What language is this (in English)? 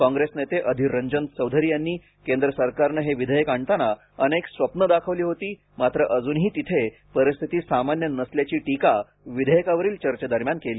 Marathi